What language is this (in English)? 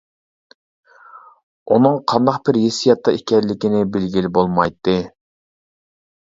Uyghur